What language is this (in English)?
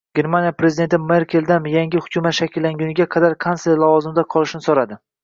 Uzbek